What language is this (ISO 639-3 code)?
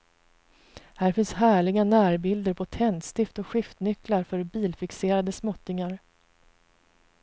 swe